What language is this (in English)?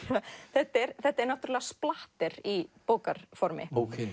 Icelandic